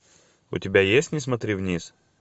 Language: Russian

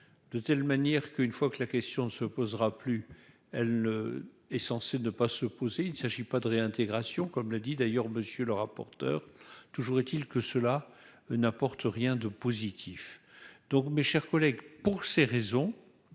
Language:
French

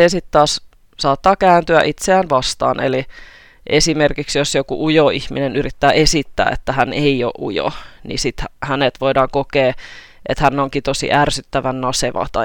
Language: Finnish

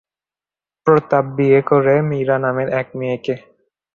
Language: Bangla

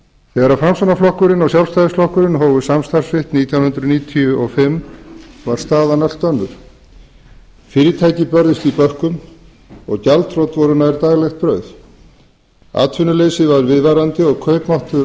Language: Icelandic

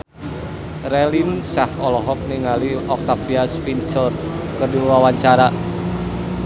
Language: Sundanese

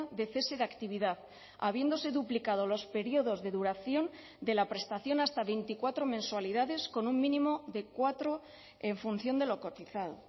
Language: Spanish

